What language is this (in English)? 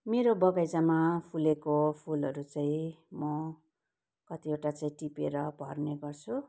Nepali